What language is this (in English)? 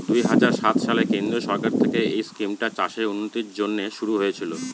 Bangla